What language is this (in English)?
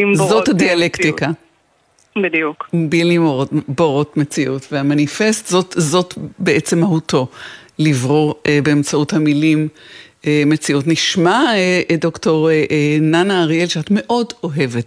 Hebrew